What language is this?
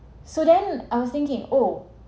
English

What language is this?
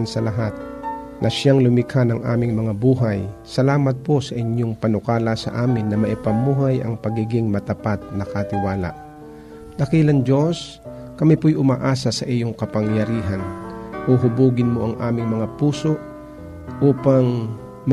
Filipino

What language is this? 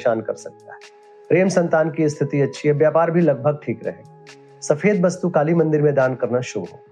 Hindi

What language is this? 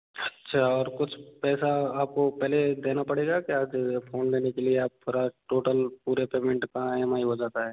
Hindi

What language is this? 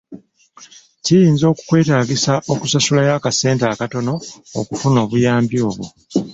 Ganda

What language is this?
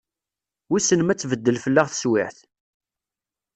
Kabyle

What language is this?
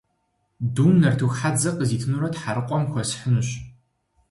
Kabardian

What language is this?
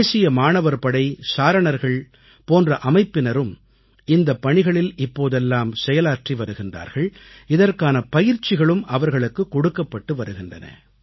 Tamil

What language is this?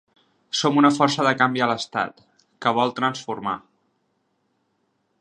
Catalan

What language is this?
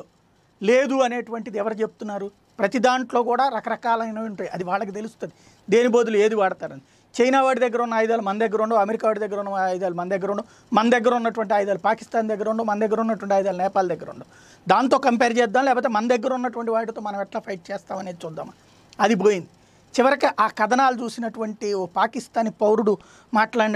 Telugu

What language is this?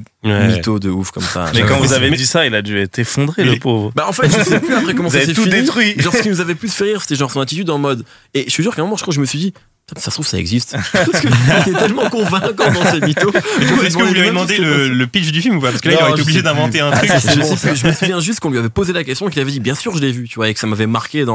French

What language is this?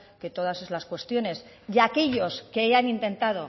Spanish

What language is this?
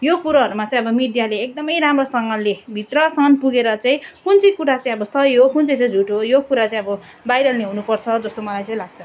Nepali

